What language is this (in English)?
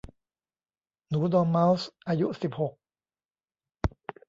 Thai